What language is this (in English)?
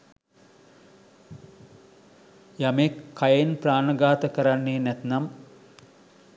Sinhala